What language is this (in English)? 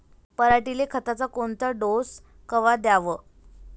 Marathi